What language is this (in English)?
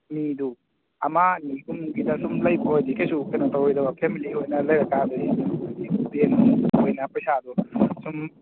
Manipuri